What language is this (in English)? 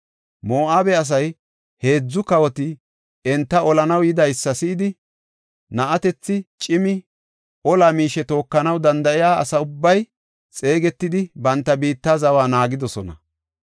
Gofa